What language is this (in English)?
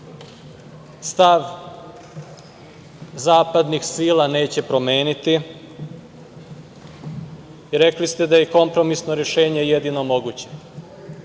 Serbian